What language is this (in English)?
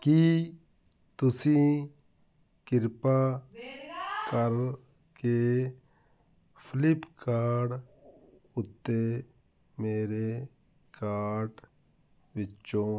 Punjabi